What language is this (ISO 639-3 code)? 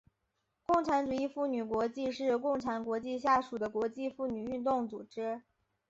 zho